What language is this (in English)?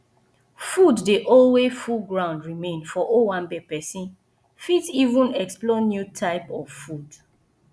Nigerian Pidgin